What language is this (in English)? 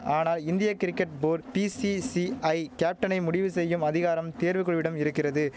Tamil